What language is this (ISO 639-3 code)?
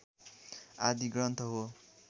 nep